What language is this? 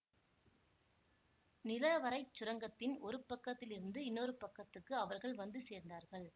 Tamil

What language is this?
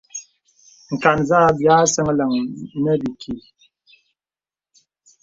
Bebele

